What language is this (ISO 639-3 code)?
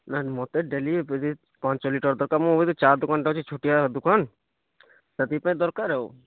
ori